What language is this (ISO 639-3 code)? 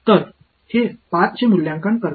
mar